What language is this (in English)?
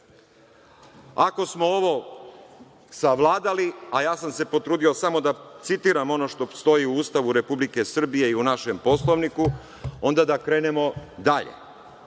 Serbian